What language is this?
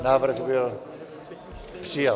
Czech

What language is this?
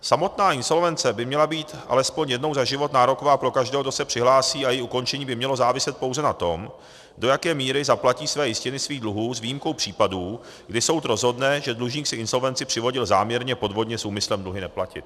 Czech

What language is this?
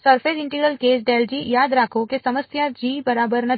Gujarati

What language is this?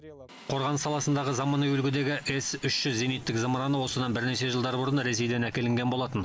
Kazakh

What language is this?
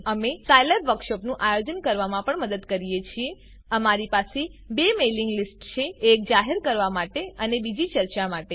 Gujarati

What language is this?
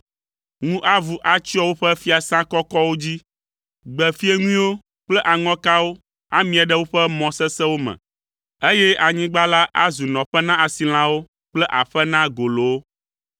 Ewe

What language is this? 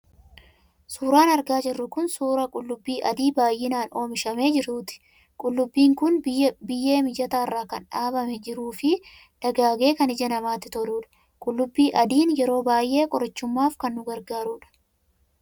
Oromo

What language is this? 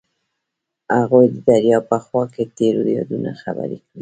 Pashto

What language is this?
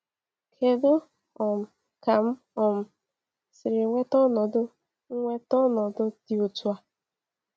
Igbo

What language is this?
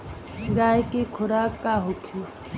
Bhojpuri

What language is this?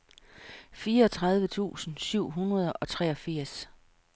Danish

